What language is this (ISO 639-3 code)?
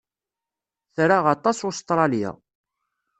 kab